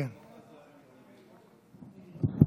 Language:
Hebrew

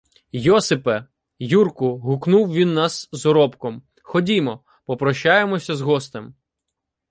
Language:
Ukrainian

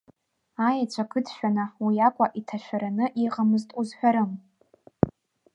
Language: Abkhazian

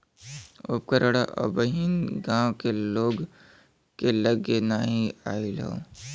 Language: Bhojpuri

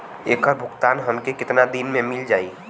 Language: Bhojpuri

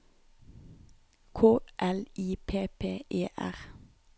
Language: Norwegian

